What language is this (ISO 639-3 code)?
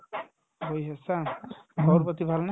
asm